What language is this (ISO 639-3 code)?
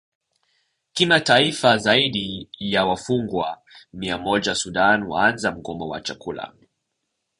swa